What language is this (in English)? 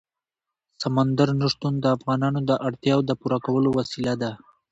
Pashto